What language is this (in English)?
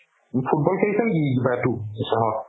Assamese